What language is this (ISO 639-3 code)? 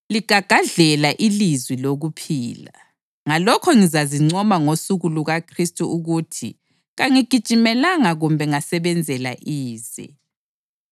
nde